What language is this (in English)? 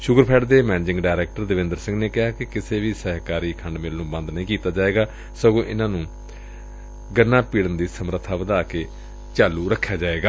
Punjabi